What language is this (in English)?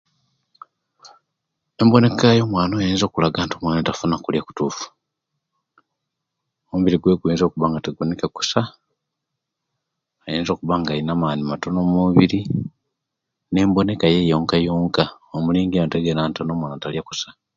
Kenyi